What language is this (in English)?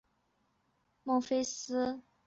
Chinese